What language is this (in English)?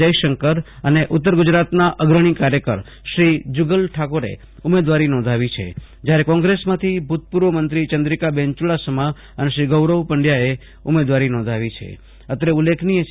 Gujarati